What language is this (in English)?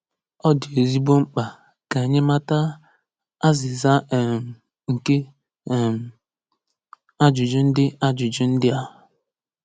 Igbo